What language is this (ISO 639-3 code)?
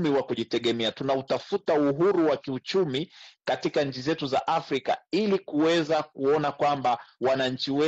swa